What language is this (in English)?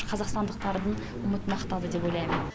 Kazakh